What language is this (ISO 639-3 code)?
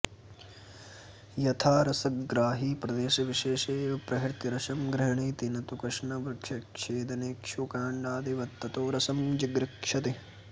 san